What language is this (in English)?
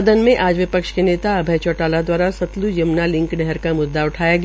Hindi